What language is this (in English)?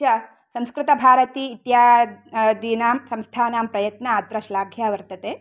Sanskrit